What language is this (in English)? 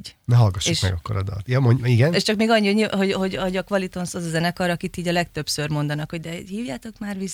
Hungarian